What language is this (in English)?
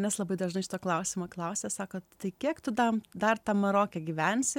Lithuanian